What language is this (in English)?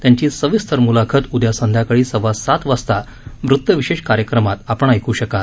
Marathi